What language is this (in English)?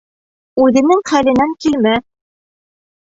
Bashkir